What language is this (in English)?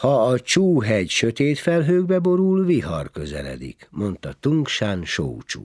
Hungarian